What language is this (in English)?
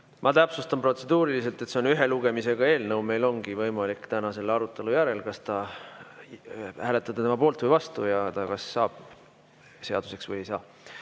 Estonian